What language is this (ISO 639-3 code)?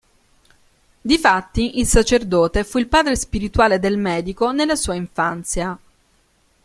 ita